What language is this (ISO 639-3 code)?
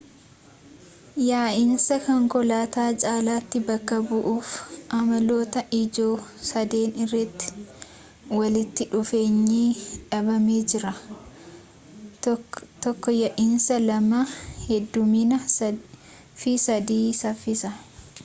orm